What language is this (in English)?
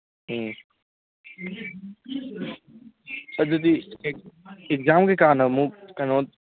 Manipuri